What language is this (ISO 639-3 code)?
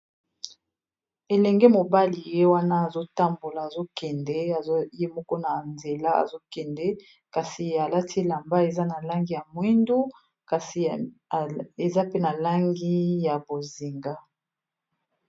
lin